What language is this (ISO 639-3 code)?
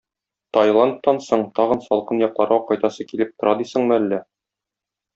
tat